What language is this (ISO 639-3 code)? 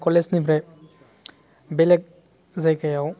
brx